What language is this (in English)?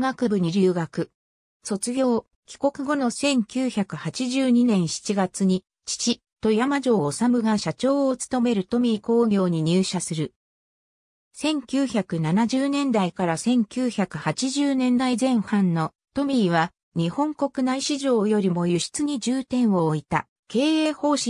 Japanese